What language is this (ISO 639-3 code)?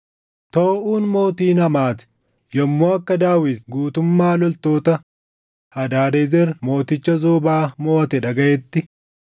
orm